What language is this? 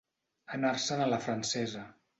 Catalan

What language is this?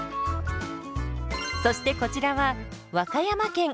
Japanese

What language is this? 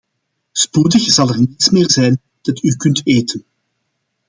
Dutch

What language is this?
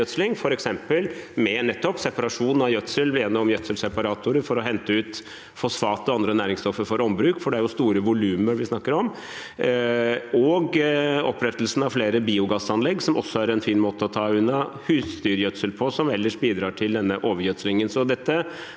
Norwegian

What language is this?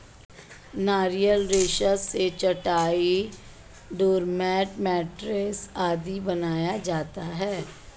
Hindi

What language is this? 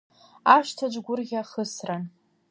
Abkhazian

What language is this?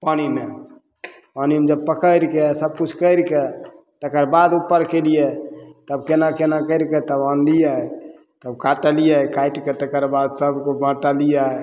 Maithili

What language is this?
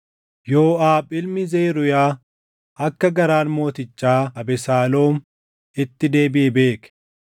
Oromo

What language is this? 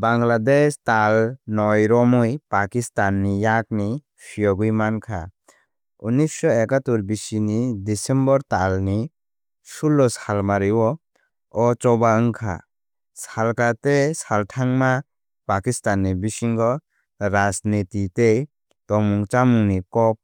Kok Borok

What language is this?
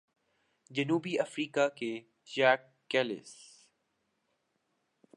Urdu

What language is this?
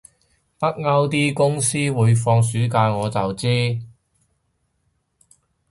Cantonese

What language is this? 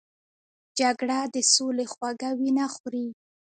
Pashto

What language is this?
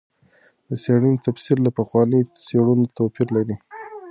Pashto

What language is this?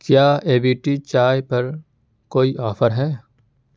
Urdu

